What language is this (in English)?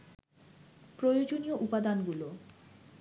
Bangla